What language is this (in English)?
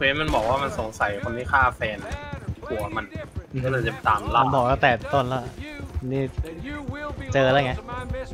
Thai